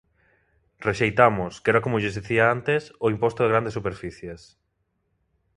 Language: Galician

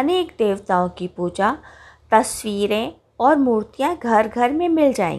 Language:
Hindi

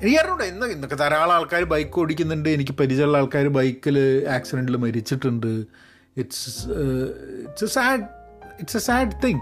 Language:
Malayalam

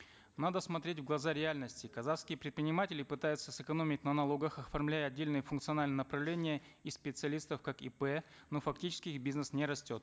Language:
Kazakh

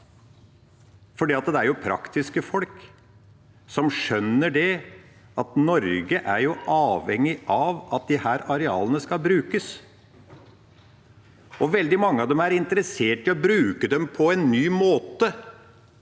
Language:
Norwegian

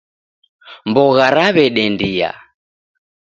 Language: Taita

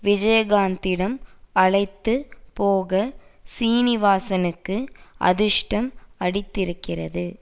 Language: Tamil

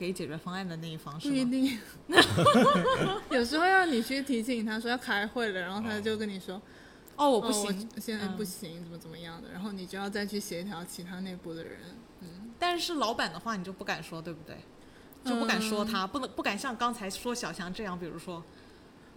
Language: Chinese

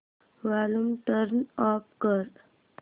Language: Marathi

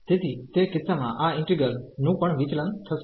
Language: Gujarati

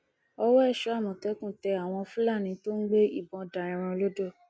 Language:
Yoruba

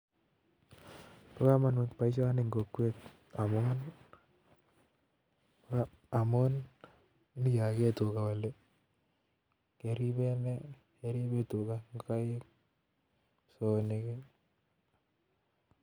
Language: Kalenjin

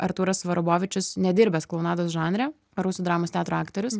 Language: Lithuanian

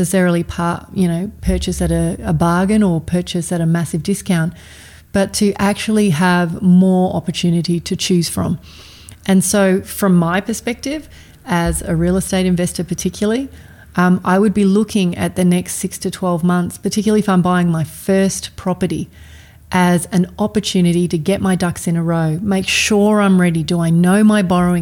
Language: English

